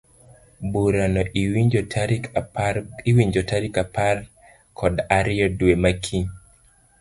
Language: Luo (Kenya and Tanzania)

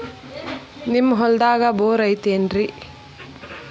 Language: Kannada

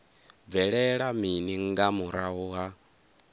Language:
Venda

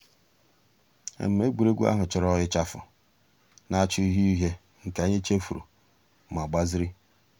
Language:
Igbo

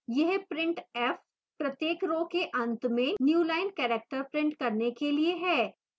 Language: Hindi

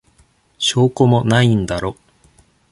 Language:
Japanese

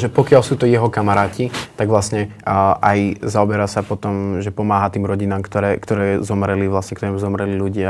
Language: Slovak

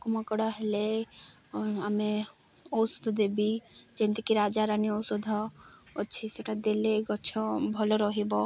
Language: Odia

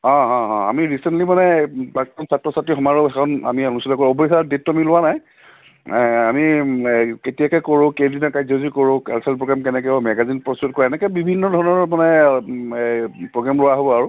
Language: Assamese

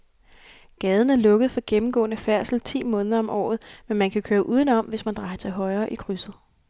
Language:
Danish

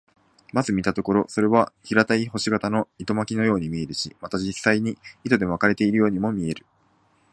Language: Japanese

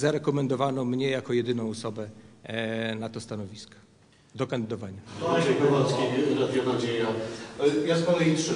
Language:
Polish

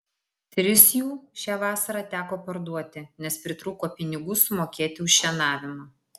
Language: Lithuanian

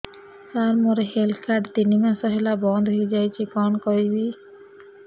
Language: Odia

